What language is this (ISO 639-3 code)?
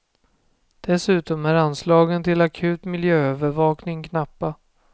swe